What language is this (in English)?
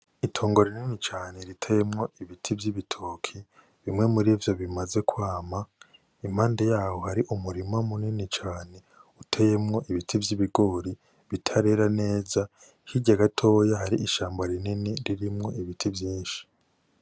Rundi